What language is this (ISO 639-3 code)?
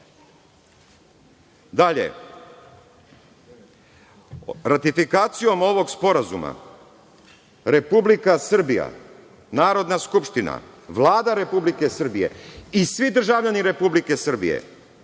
srp